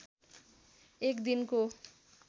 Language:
Nepali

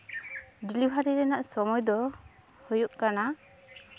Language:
Santali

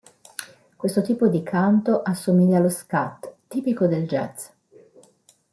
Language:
Italian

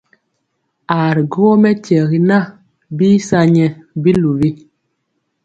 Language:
Mpiemo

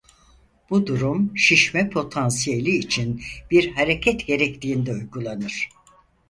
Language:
Turkish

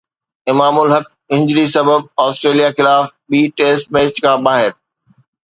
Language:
Sindhi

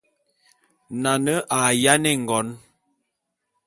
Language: Bulu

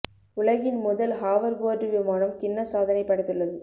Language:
Tamil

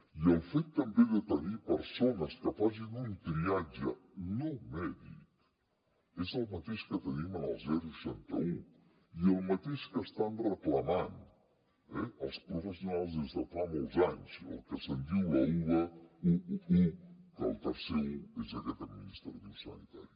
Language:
Catalan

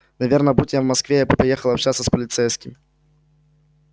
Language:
Russian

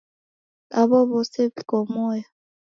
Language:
Taita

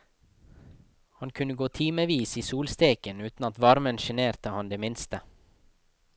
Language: Norwegian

